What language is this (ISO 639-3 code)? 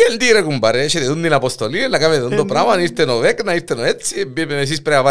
ell